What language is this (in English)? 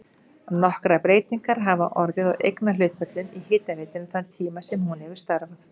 Icelandic